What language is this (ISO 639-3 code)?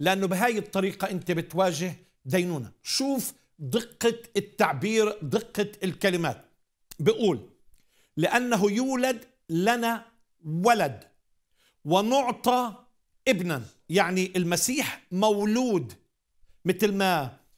ara